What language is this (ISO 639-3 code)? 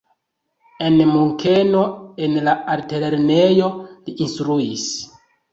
epo